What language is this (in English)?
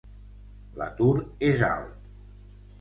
Catalan